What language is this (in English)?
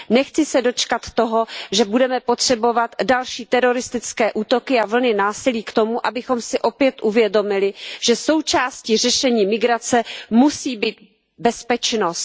Czech